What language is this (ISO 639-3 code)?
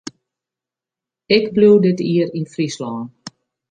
fry